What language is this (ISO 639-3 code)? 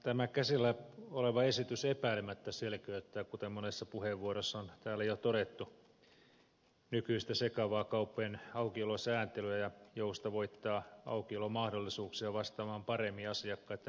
fin